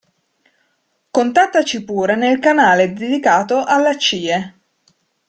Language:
Italian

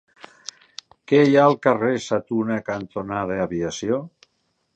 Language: Catalan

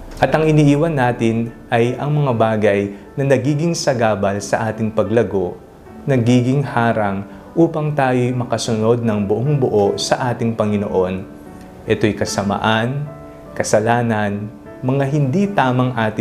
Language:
Filipino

